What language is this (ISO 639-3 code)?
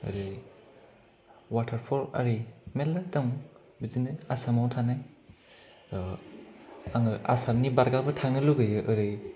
brx